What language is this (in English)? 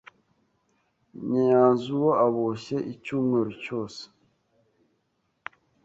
Kinyarwanda